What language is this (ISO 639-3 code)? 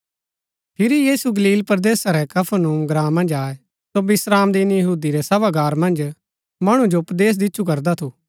gbk